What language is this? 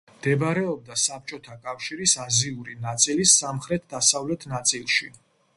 Georgian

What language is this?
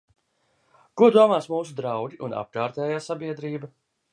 Latvian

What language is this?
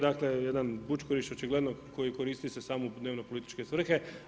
Croatian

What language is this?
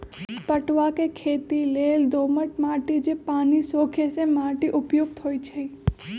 Magahi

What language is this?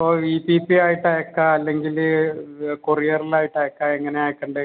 Malayalam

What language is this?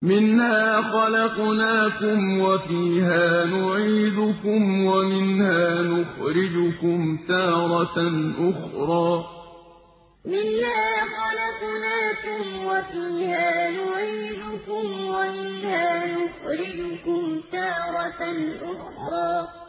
Arabic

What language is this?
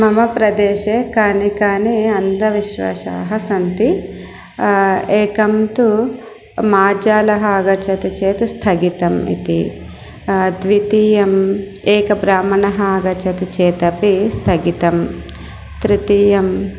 Sanskrit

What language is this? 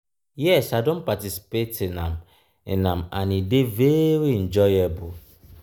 Nigerian Pidgin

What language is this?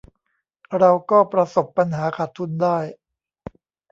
Thai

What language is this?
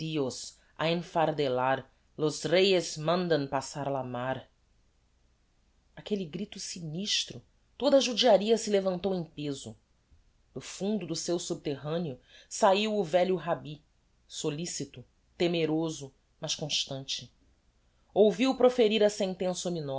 Portuguese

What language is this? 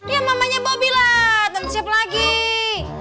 Indonesian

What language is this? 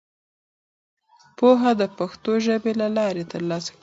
Pashto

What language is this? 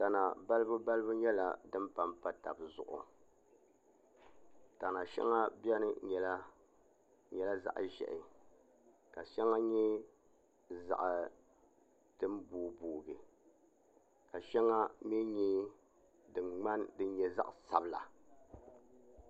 Dagbani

